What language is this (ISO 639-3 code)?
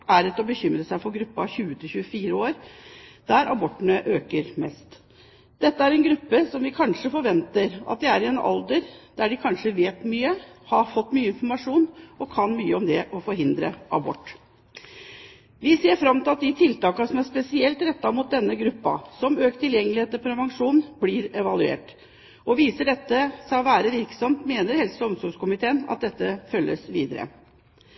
nob